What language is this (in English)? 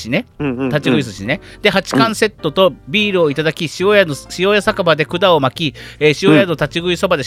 Japanese